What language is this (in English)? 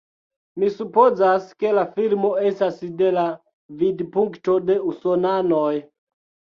Esperanto